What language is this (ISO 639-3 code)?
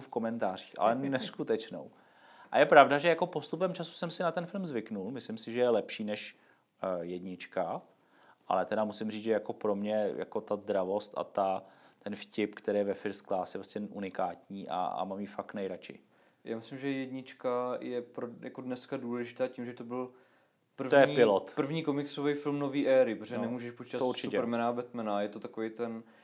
ces